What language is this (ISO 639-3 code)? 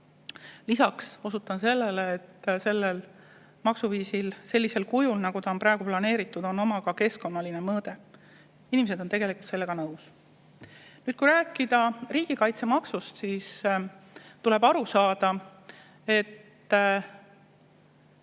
est